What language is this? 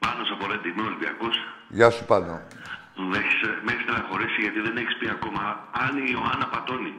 Greek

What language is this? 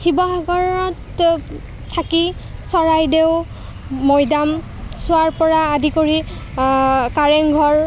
Assamese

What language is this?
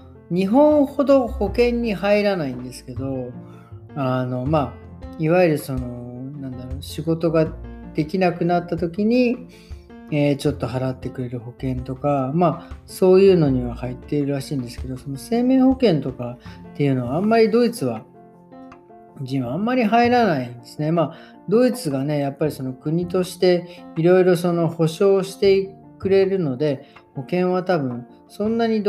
Japanese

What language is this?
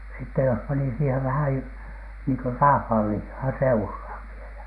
Finnish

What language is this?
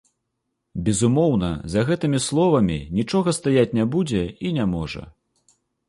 Belarusian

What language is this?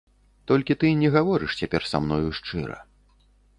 Belarusian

